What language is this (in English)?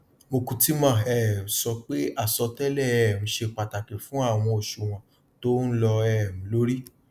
Yoruba